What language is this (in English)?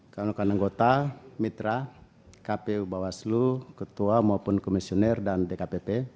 Indonesian